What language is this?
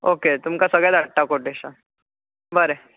Konkani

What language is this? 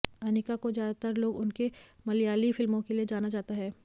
Hindi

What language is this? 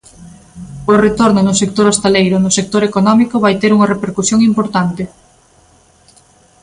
Galician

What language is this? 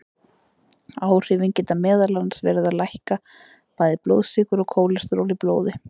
Icelandic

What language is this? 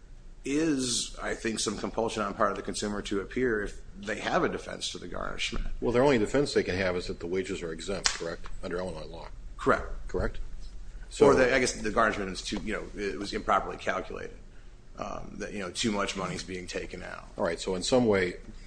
English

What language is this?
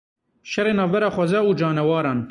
Kurdish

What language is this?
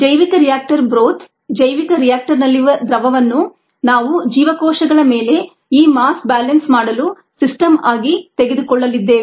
Kannada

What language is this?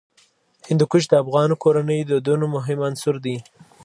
Pashto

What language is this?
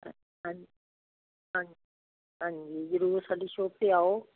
Punjabi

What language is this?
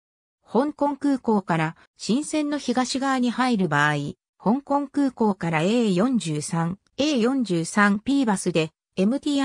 Japanese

